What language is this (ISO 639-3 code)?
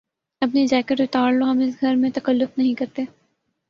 urd